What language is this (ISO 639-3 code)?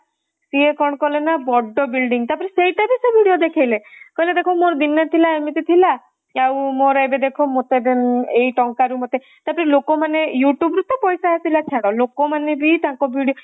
ori